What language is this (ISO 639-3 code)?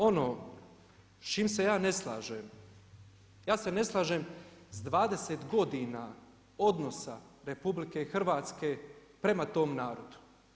hrv